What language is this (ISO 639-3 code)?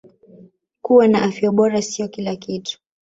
swa